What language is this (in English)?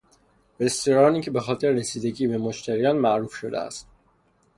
Persian